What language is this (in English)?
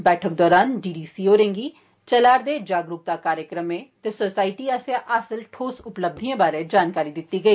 Dogri